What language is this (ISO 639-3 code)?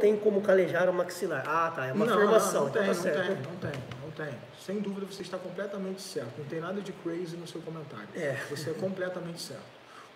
por